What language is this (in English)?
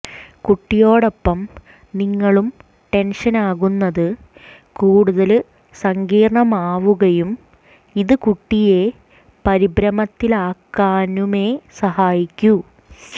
Malayalam